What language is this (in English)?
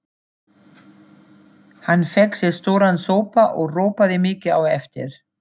Icelandic